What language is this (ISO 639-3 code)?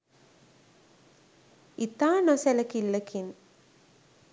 sin